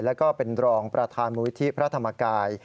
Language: Thai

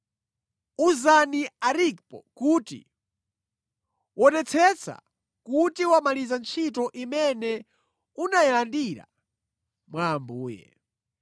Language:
Nyanja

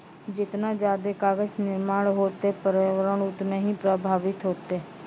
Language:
Maithili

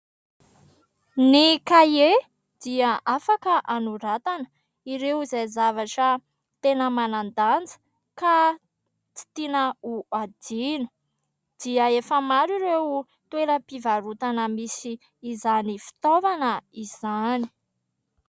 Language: Malagasy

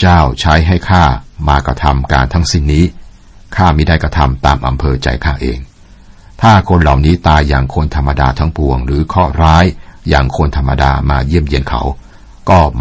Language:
Thai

